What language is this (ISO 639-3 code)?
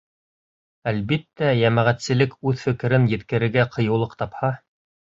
bak